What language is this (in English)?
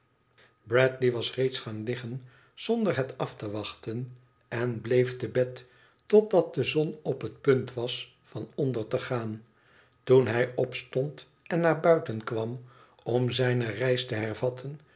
Dutch